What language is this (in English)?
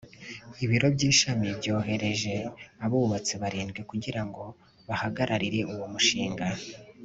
Kinyarwanda